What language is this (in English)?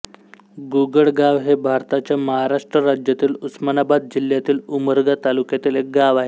Marathi